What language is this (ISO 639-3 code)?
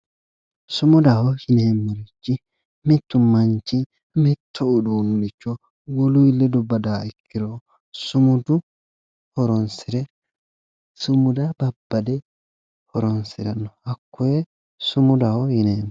sid